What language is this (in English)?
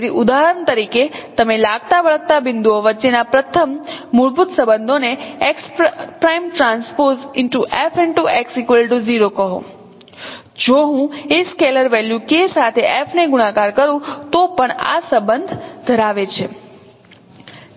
Gujarati